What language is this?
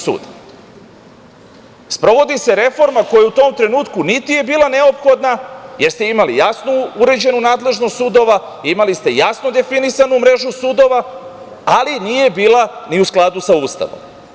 Serbian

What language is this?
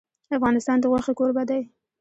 Pashto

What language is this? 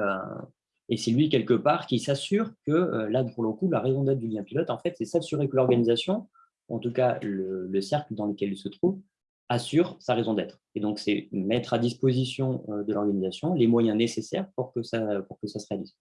French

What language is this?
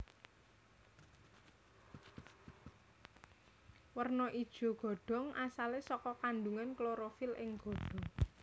Javanese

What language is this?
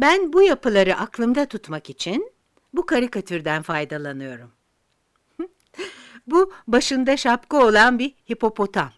Turkish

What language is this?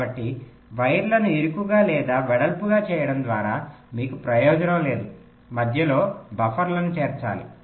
Telugu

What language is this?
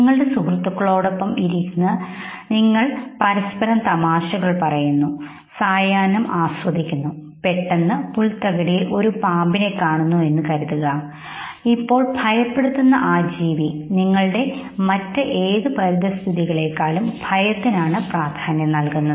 Malayalam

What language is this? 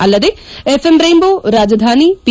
Kannada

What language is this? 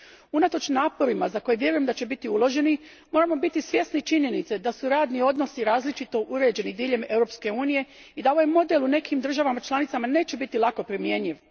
Croatian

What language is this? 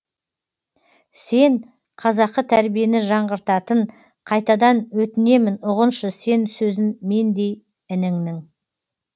Kazakh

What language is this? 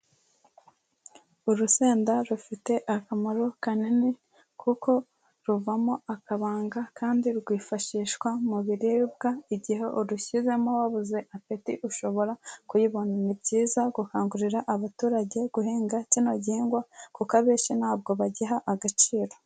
Kinyarwanda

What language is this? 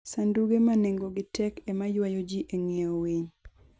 Luo (Kenya and Tanzania)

